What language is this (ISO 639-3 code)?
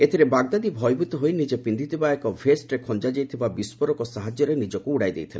ori